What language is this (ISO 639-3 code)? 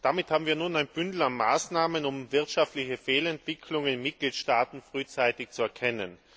deu